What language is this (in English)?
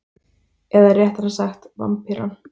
Icelandic